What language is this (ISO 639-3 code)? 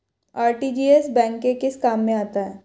hin